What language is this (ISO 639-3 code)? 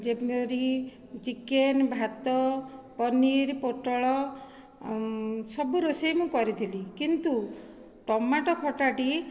ori